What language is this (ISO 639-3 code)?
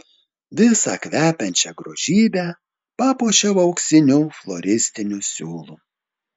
lit